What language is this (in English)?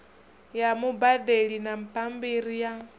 Venda